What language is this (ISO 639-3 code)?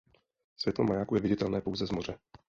ces